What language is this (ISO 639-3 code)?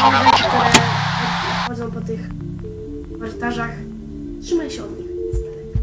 pol